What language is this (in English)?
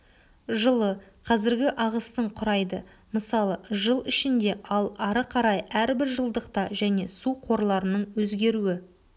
Kazakh